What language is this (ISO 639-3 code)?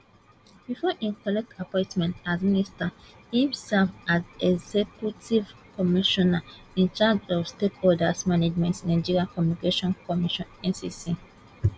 pcm